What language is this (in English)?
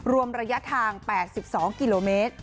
Thai